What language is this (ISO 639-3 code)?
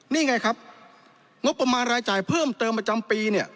tha